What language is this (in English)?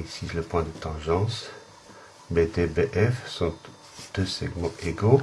French